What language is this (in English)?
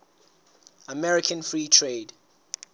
Southern Sotho